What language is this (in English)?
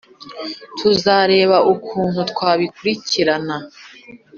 Kinyarwanda